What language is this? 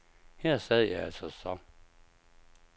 Danish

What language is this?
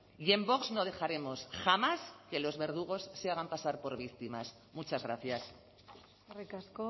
Spanish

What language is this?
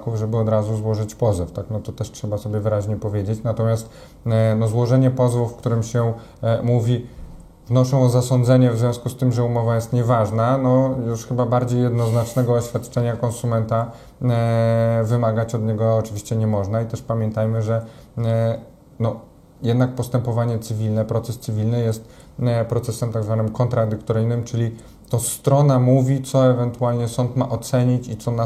Polish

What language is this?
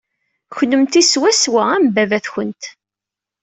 Kabyle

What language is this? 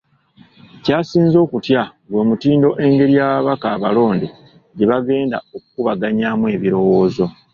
Ganda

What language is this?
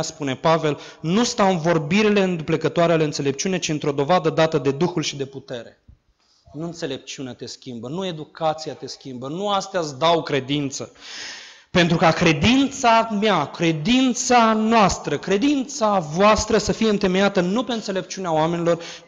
Romanian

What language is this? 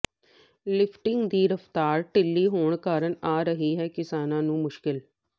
Punjabi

